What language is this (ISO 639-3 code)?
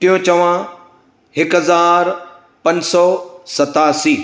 snd